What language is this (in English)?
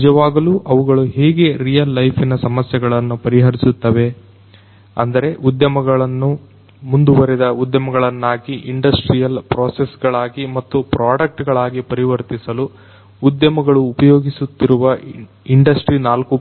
Kannada